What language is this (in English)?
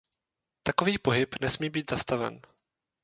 Czech